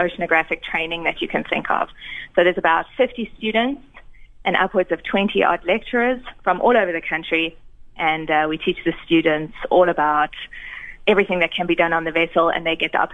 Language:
English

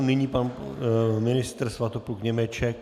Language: Czech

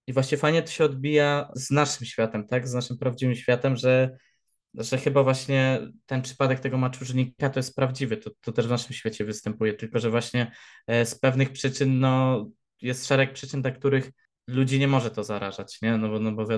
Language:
Polish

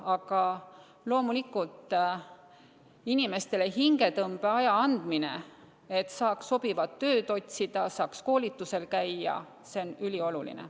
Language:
Estonian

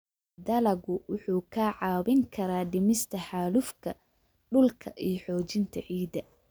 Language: Somali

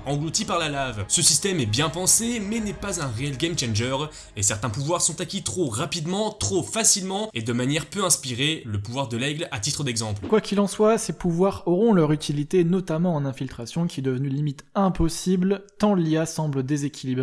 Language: French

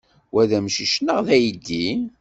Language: Kabyle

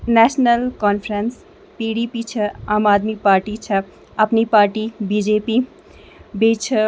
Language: Kashmiri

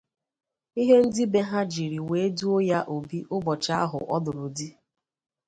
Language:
Igbo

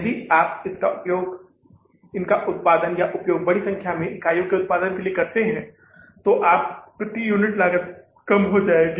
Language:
Hindi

